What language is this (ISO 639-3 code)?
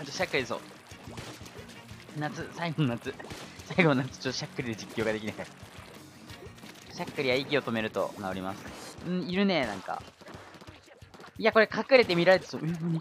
jpn